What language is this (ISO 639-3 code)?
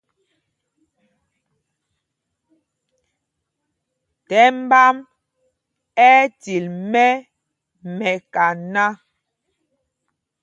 mgg